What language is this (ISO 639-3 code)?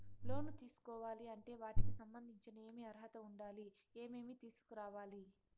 tel